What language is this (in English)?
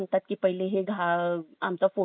Marathi